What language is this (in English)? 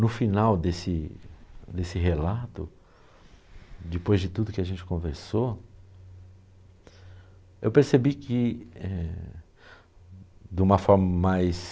Portuguese